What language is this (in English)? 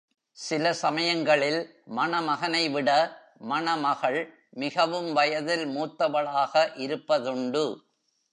Tamil